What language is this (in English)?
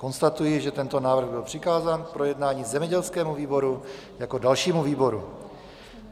Czech